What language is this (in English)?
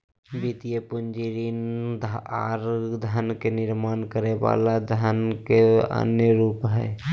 Magahi